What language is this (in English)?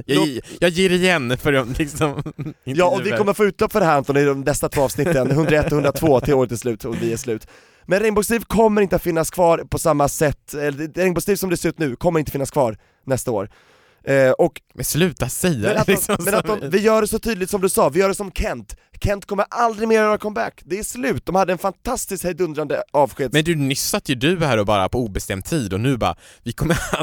Swedish